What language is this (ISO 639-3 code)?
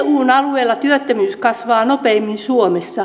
fin